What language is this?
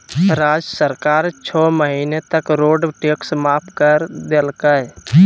Magahi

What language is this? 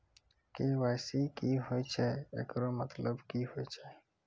Maithili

